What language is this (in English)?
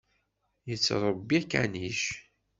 Kabyle